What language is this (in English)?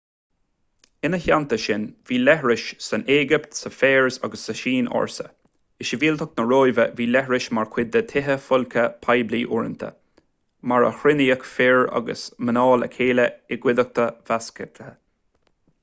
Irish